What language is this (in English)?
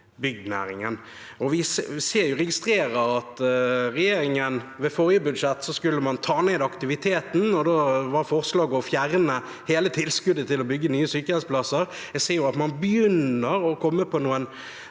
Norwegian